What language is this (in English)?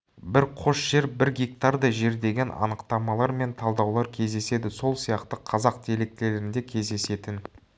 Kazakh